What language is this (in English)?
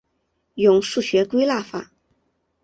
Chinese